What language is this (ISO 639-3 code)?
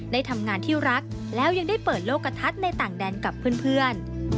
tha